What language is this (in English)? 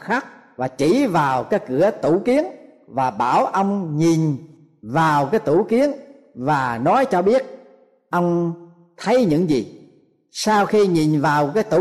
Vietnamese